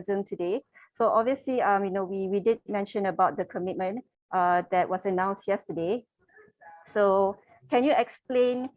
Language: English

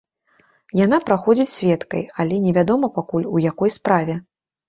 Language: Belarusian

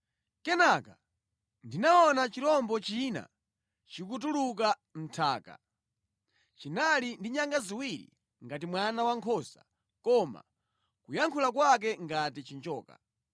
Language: Nyanja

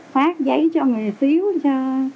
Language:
Vietnamese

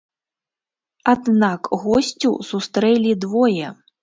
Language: Belarusian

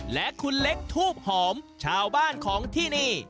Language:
Thai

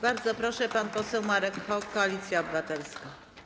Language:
Polish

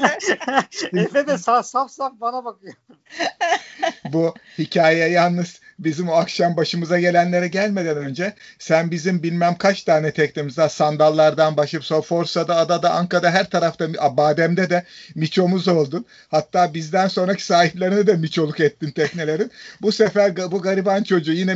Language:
Turkish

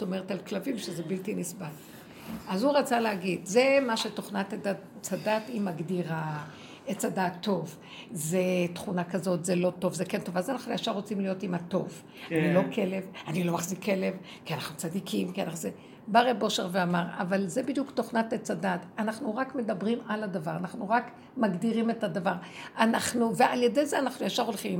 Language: Hebrew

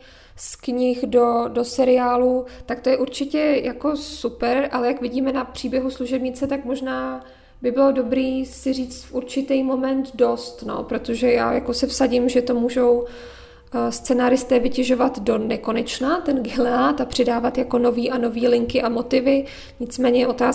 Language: Czech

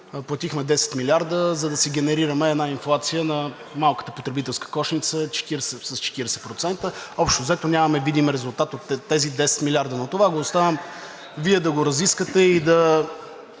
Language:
Bulgarian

